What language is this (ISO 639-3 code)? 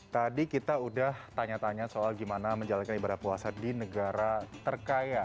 ind